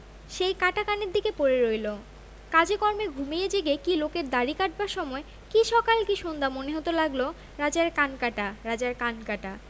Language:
Bangla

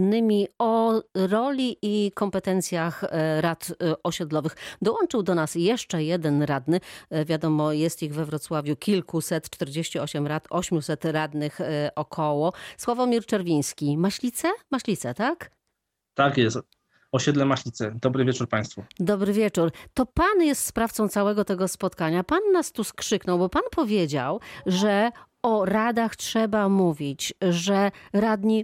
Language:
Polish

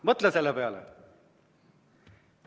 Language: Estonian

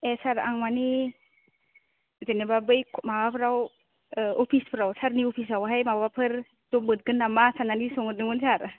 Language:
Bodo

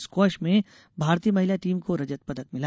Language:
Hindi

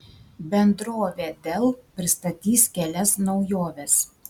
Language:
Lithuanian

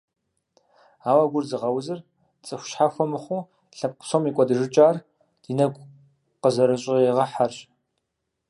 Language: Kabardian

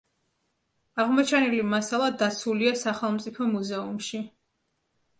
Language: Georgian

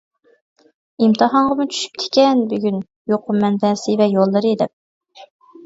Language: Uyghur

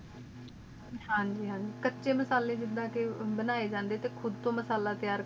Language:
Punjabi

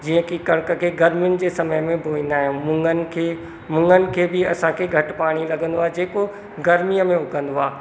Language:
Sindhi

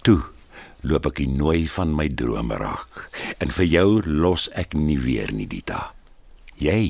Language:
Malay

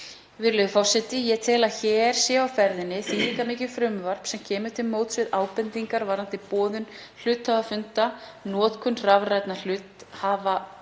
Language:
Icelandic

